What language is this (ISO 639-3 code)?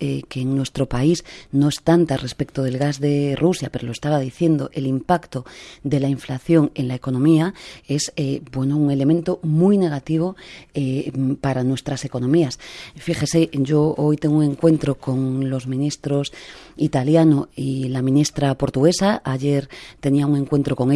spa